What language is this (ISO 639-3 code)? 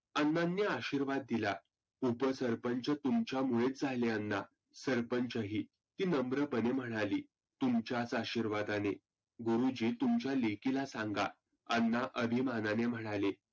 mar